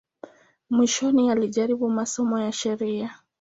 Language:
Swahili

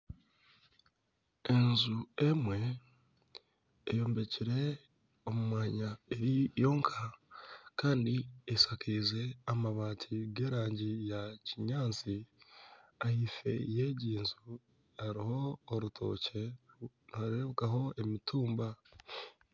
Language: Nyankole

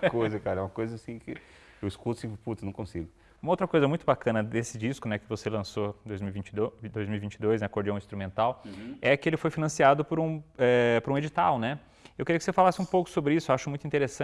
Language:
Portuguese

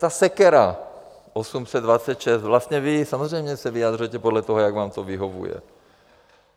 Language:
Czech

